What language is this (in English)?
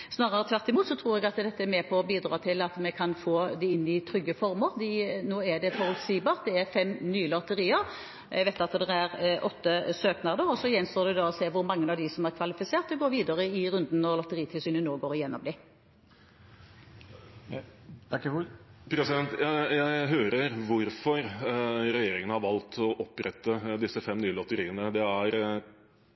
Norwegian Bokmål